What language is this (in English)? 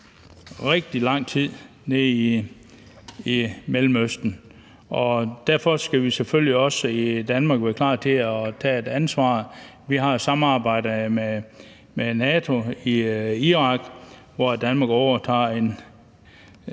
Danish